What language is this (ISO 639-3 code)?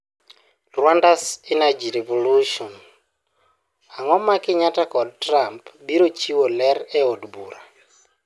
luo